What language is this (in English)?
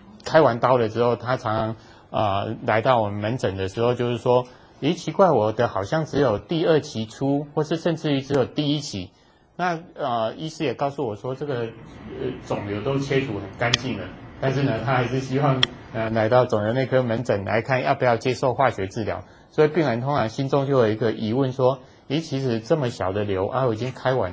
Chinese